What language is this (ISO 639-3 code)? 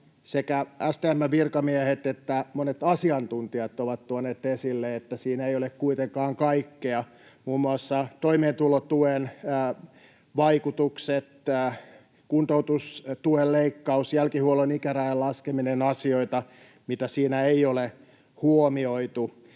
fin